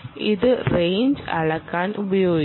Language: Malayalam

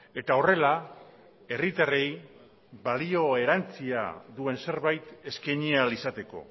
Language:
Basque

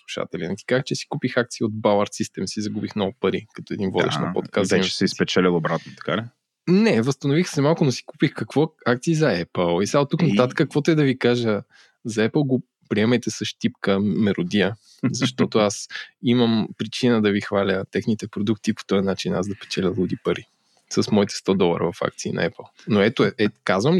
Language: Bulgarian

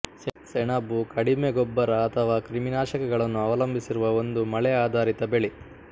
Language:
Kannada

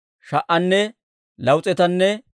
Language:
Dawro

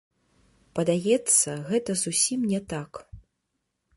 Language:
Belarusian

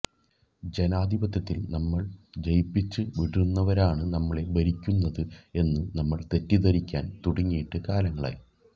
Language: Malayalam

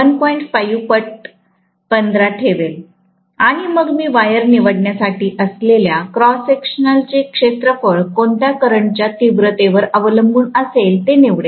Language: Marathi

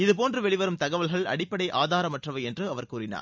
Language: Tamil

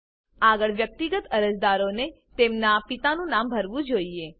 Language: Gujarati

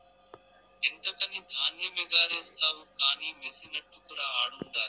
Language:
Telugu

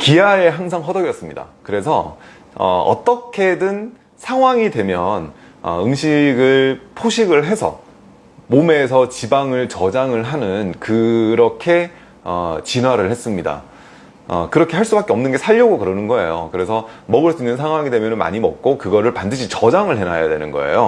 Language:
Korean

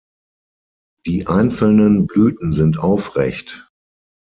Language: German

